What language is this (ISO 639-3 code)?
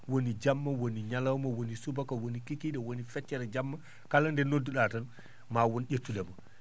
ful